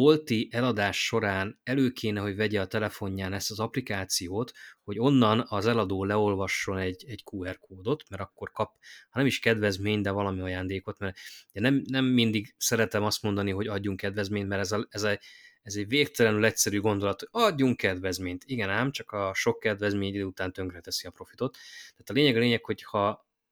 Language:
Hungarian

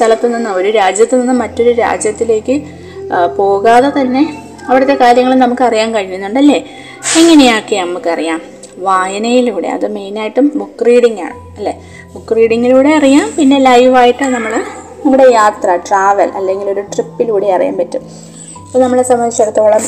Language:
Malayalam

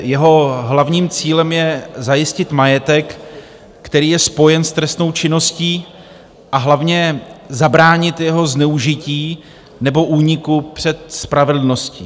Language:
Czech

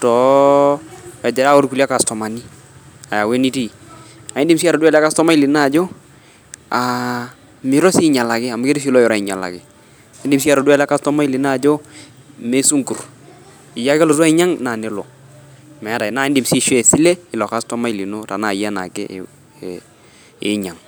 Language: Masai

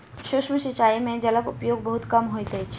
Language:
Maithili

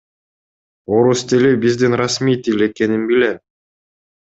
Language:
Kyrgyz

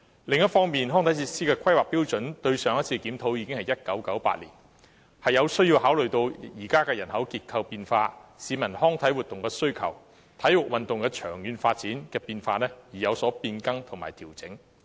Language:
Cantonese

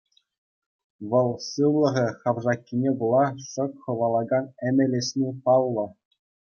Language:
Chuvash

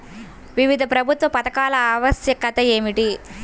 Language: Telugu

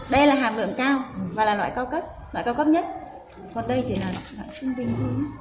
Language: Vietnamese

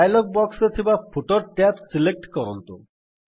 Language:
Odia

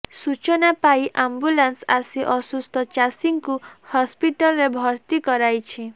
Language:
Odia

